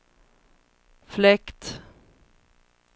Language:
Swedish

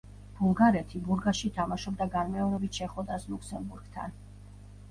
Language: Georgian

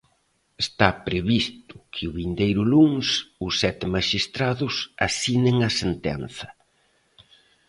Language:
Galician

